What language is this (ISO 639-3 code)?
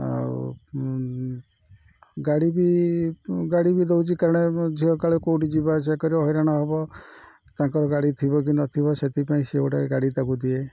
ori